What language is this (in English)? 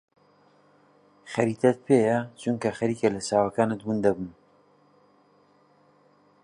Central Kurdish